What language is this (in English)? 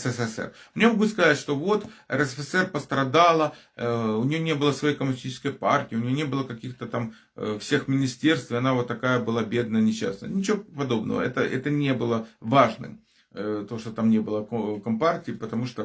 Russian